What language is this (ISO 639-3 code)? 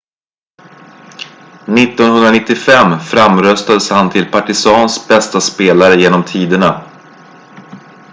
swe